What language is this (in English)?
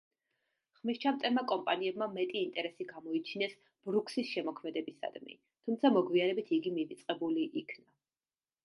Georgian